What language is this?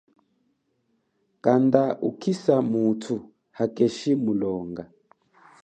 Chokwe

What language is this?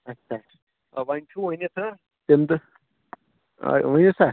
Kashmiri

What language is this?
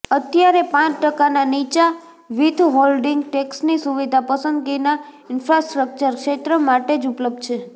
Gujarati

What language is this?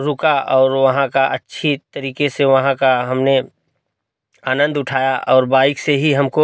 Hindi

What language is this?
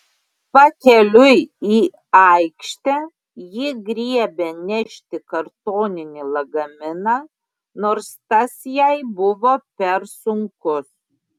Lithuanian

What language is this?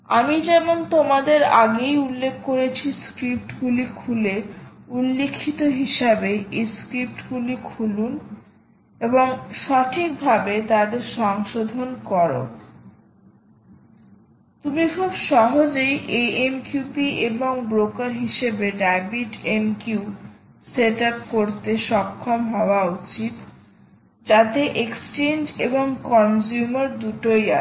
Bangla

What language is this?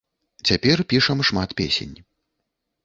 Belarusian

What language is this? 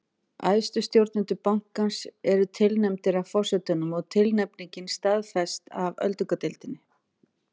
Icelandic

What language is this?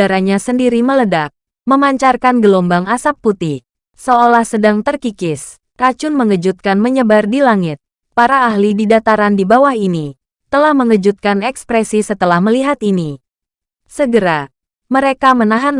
Indonesian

